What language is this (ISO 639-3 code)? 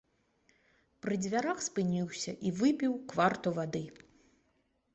bel